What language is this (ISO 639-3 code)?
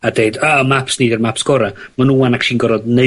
cym